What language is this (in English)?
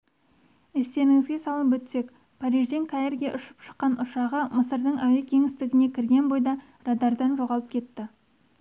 Kazakh